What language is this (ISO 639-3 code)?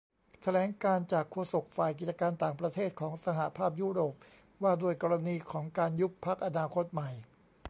tha